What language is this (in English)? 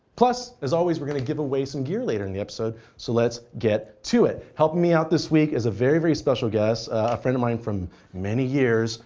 English